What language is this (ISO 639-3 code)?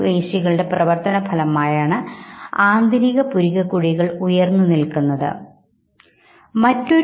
mal